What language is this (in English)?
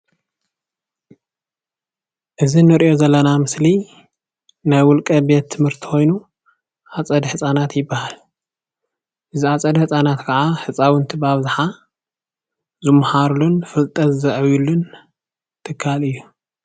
Tigrinya